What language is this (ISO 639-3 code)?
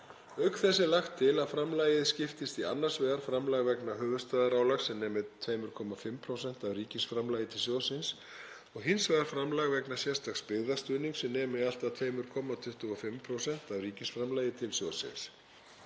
isl